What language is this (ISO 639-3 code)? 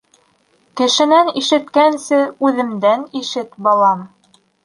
bak